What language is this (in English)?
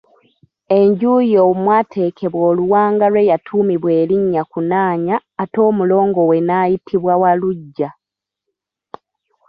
Ganda